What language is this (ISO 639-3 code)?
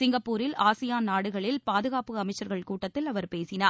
tam